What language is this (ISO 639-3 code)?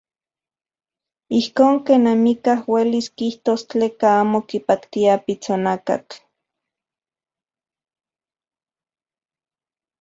ncx